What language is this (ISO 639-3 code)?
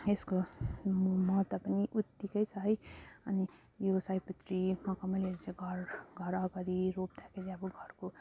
nep